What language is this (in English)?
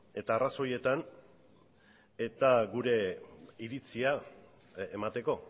Basque